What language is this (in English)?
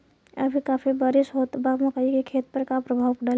Bhojpuri